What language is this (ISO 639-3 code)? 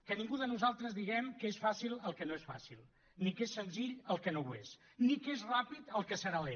cat